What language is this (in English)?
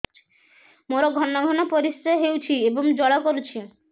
Odia